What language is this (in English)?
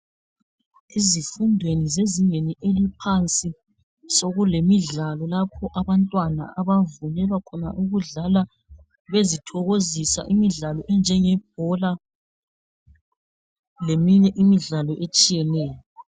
North Ndebele